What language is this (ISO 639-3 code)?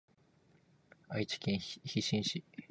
jpn